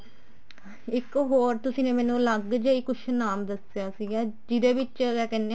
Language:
Punjabi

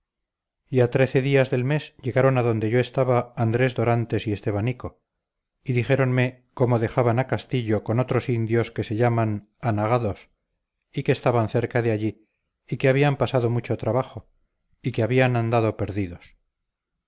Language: Spanish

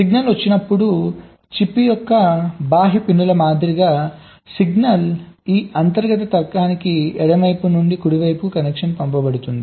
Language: Telugu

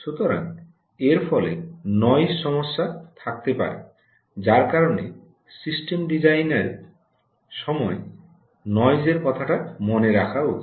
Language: Bangla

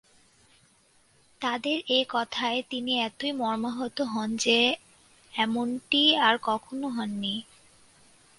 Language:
Bangla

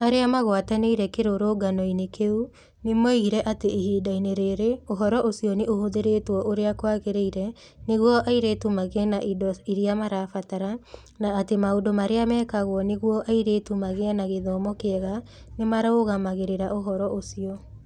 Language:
Kikuyu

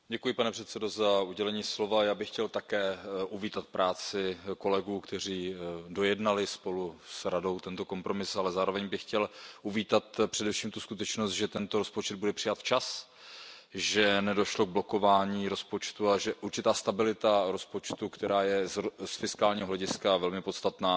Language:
Czech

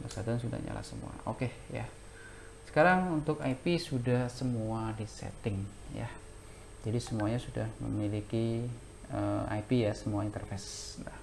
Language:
Indonesian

